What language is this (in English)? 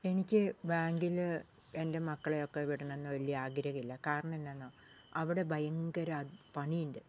Malayalam